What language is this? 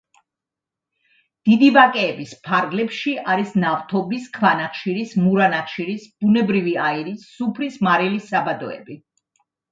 Georgian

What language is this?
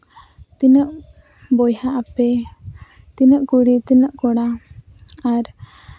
Santali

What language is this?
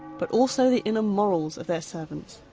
English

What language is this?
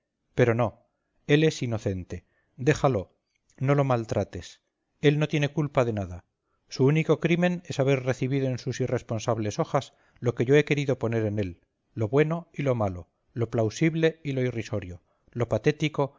Spanish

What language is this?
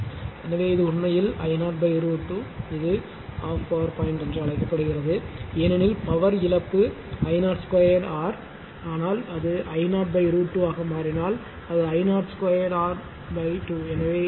Tamil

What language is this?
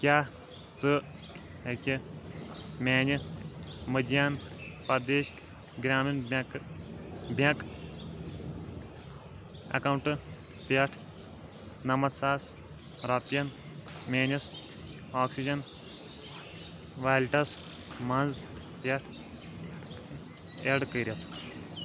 Kashmiri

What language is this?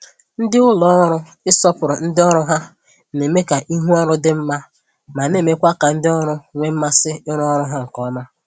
Igbo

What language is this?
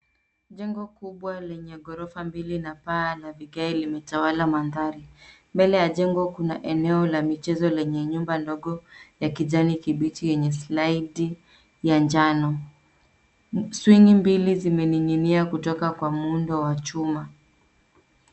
Swahili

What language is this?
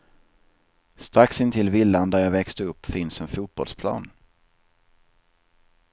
Swedish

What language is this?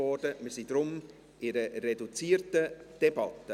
Swiss German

